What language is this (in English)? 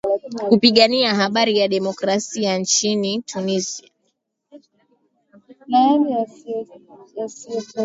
Swahili